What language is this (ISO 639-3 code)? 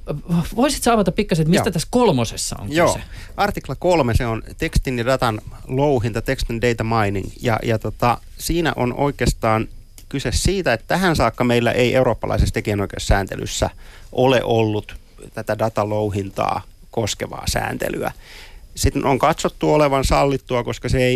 fin